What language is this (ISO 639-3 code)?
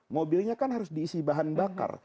ind